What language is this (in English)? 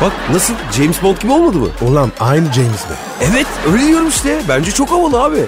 Turkish